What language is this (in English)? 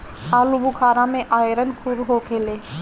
Bhojpuri